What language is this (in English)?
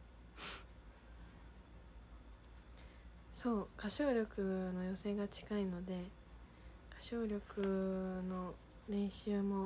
Japanese